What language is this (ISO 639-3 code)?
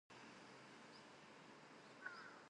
eng